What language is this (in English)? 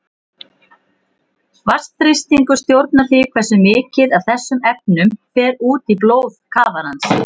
Icelandic